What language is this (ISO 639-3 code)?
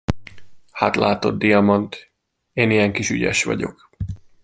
hun